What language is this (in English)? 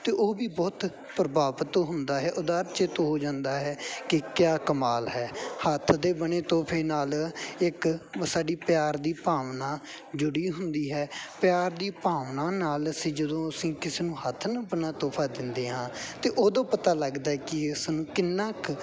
Punjabi